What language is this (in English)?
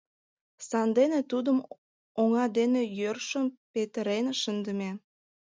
Mari